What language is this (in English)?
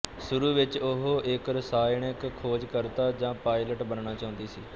Punjabi